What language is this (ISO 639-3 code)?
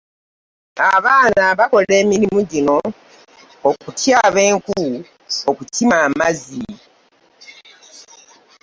lug